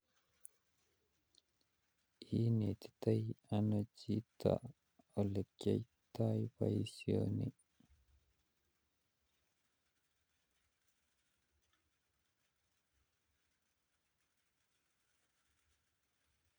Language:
Kalenjin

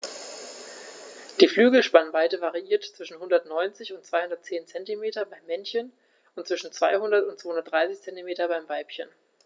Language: German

